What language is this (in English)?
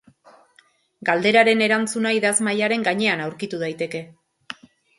Basque